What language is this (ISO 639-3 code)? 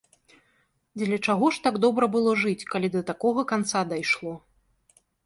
bel